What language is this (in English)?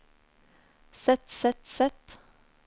Norwegian